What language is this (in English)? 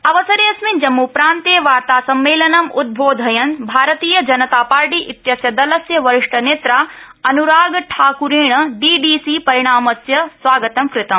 Sanskrit